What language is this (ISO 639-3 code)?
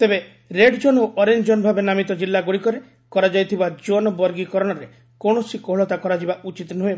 ori